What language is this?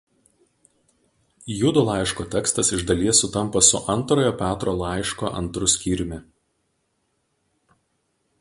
Lithuanian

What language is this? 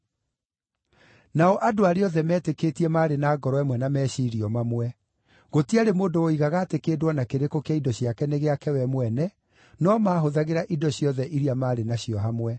Kikuyu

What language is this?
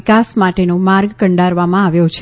Gujarati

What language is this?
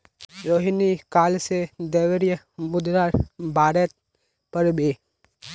Magahi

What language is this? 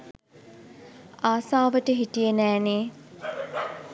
Sinhala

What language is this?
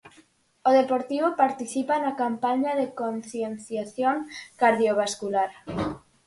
Galician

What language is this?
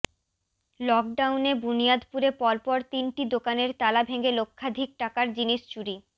Bangla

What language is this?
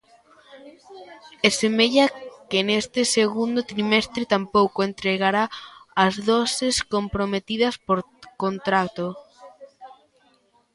Galician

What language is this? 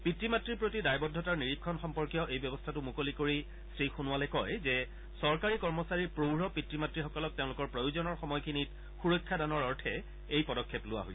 Assamese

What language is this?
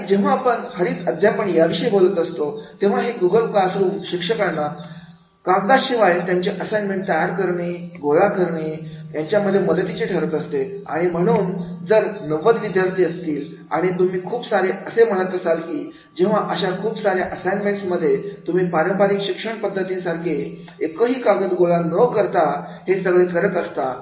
Marathi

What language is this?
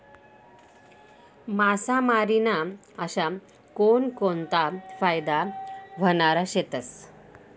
Marathi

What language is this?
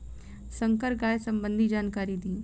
Bhojpuri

